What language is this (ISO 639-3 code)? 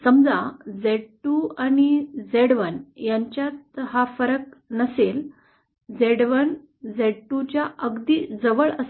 mar